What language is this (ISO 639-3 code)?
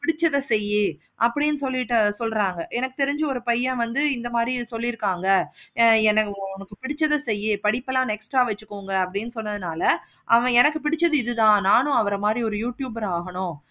tam